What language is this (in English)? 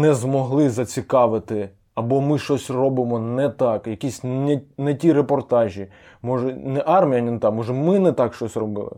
Ukrainian